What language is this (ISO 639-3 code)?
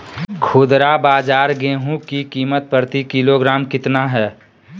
mag